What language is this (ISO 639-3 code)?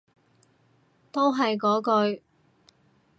yue